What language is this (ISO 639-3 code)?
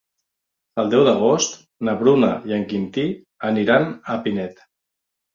cat